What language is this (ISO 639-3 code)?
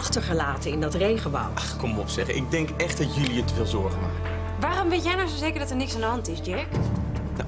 nld